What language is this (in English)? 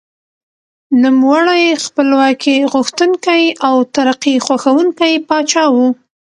Pashto